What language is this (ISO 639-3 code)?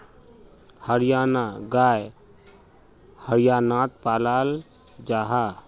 mag